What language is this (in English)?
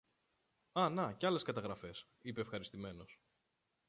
Greek